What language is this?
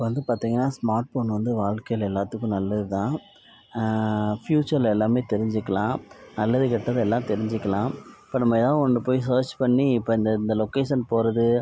Tamil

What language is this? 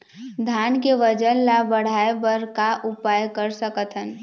Chhattisgarhi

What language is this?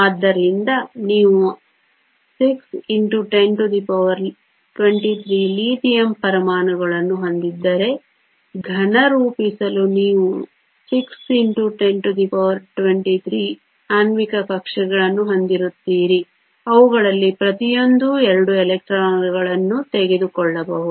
Kannada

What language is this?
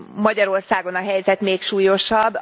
Hungarian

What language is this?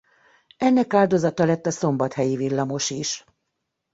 Hungarian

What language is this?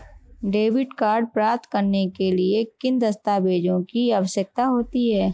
Hindi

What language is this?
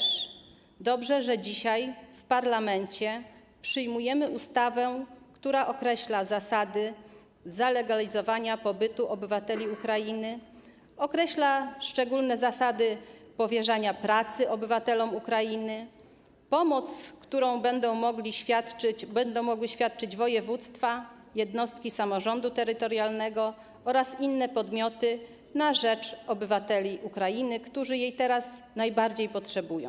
Polish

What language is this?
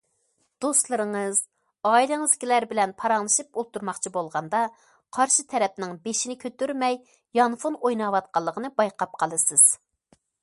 Uyghur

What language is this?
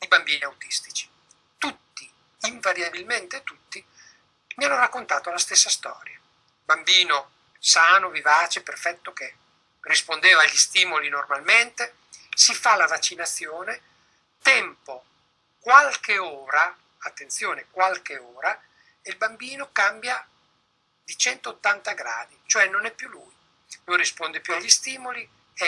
Italian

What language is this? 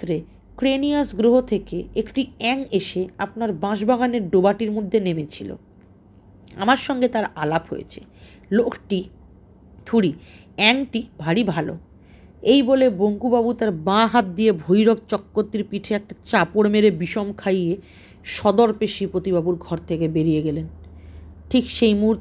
Bangla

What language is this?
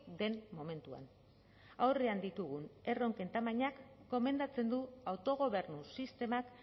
Basque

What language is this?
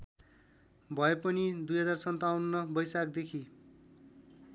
Nepali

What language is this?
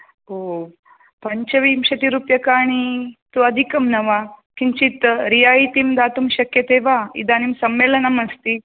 Sanskrit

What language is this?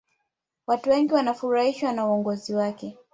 Swahili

